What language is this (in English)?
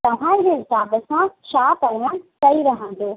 Sindhi